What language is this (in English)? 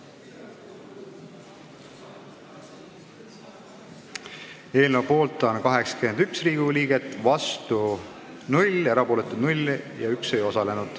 Estonian